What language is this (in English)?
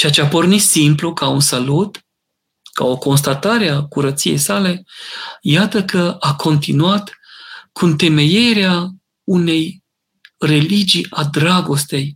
Romanian